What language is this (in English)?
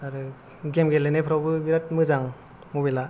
Bodo